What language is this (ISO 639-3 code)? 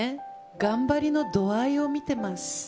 jpn